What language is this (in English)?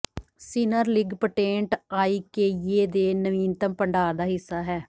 Punjabi